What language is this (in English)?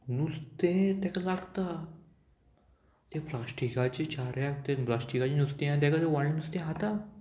Konkani